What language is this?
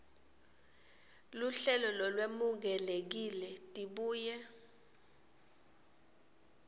Swati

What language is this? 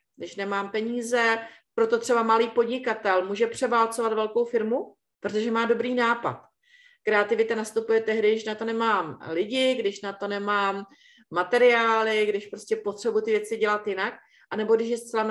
Czech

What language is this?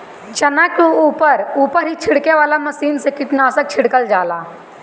Bhojpuri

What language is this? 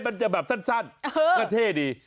Thai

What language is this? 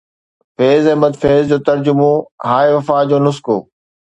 Sindhi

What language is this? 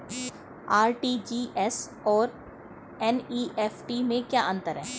Hindi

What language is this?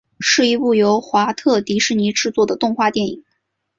Chinese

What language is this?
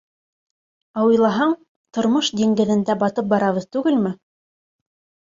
Bashkir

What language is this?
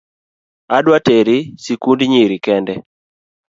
Luo (Kenya and Tanzania)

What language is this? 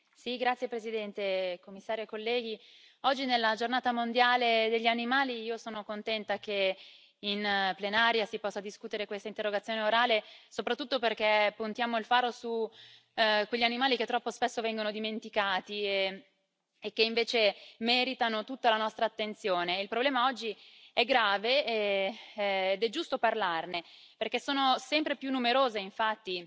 Italian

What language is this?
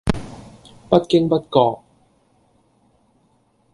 Cantonese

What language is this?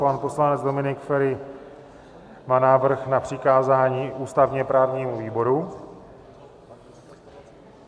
Czech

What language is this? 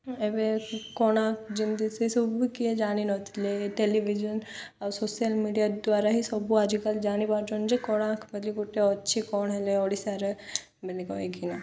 Odia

